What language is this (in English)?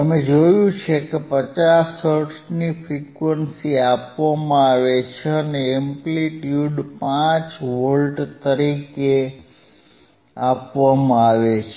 Gujarati